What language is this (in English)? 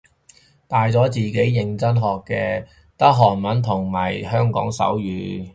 Cantonese